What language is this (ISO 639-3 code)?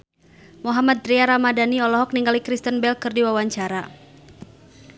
sun